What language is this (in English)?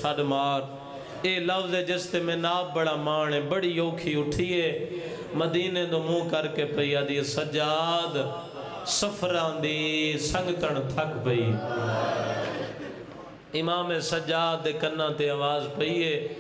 Punjabi